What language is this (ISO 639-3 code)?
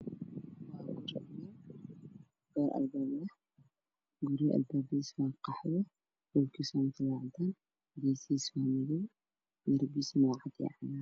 som